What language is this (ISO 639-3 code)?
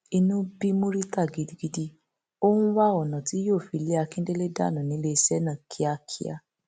yor